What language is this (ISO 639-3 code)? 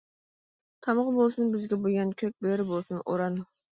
uig